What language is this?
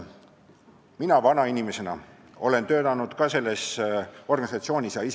Estonian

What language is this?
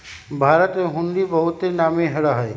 Magahi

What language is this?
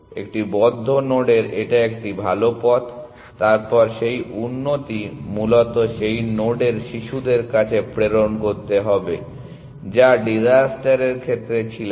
Bangla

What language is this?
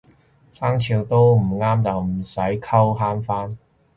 Cantonese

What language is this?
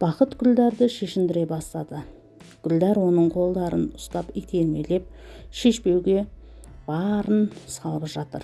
Turkish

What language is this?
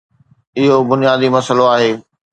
Sindhi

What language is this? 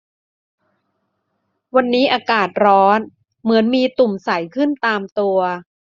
Thai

